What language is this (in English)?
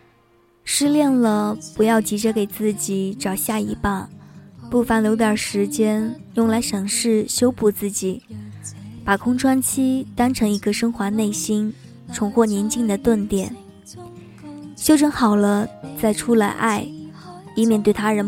Chinese